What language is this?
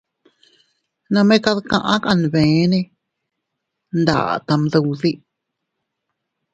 Teutila Cuicatec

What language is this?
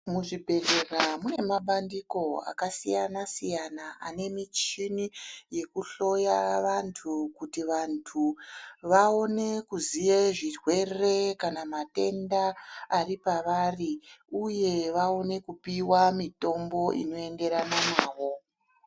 Ndau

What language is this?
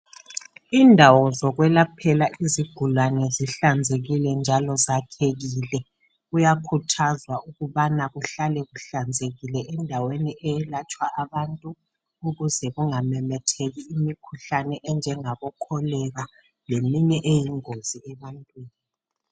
North Ndebele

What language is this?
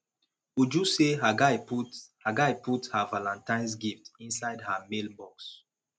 Nigerian Pidgin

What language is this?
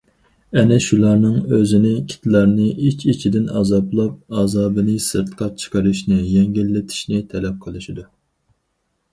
Uyghur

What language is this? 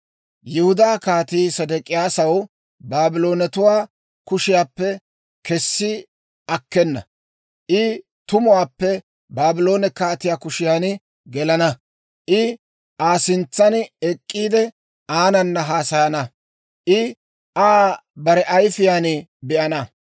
Dawro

